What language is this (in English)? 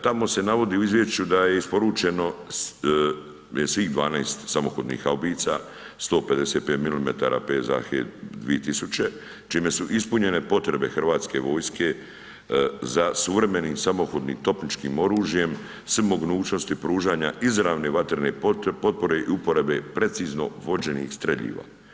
Croatian